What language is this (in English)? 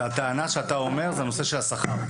Hebrew